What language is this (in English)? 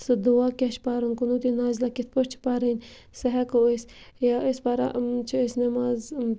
Kashmiri